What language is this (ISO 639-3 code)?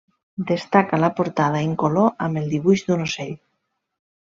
cat